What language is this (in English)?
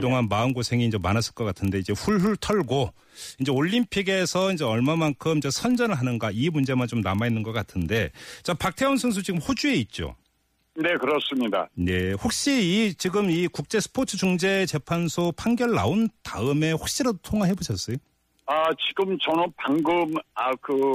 Korean